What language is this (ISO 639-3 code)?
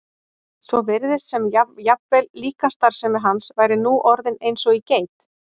isl